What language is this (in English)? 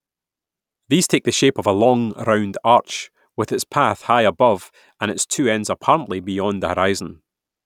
English